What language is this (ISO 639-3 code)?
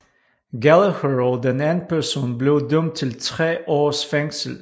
dan